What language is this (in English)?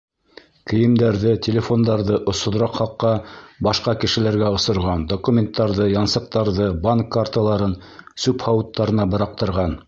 Bashkir